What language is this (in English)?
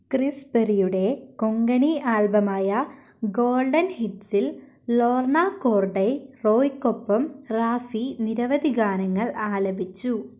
Malayalam